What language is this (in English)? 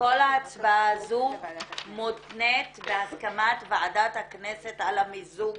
Hebrew